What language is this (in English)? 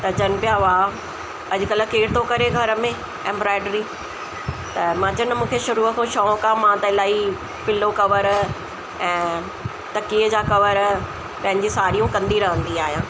Sindhi